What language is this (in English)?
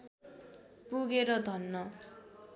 Nepali